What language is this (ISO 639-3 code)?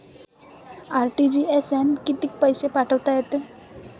mar